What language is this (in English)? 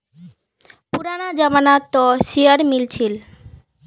Magahi